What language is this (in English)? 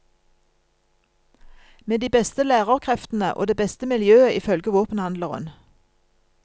Norwegian